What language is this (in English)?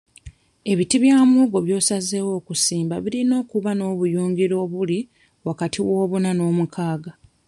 Ganda